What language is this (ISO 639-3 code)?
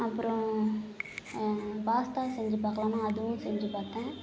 tam